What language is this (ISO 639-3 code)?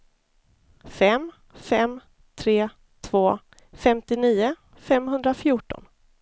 swe